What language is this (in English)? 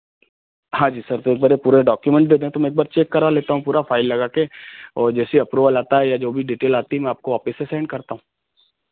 Hindi